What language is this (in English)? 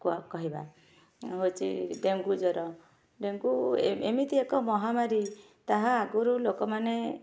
Odia